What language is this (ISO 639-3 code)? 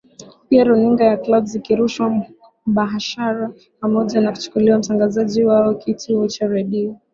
swa